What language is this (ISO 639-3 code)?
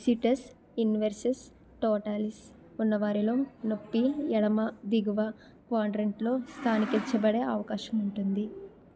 tel